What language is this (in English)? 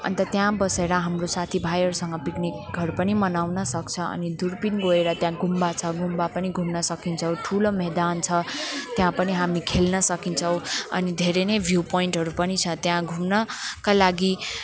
Nepali